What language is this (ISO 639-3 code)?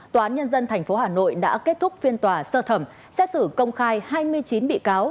vie